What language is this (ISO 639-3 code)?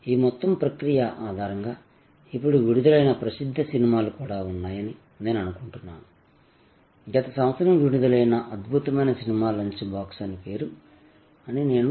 tel